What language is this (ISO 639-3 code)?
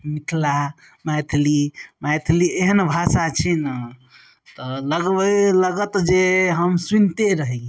mai